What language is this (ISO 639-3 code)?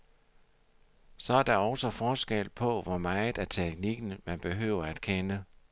dan